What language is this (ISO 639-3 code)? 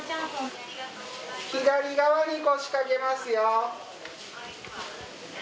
jpn